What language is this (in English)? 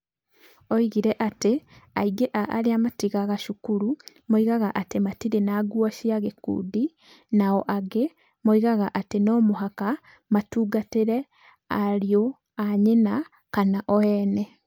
Kikuyu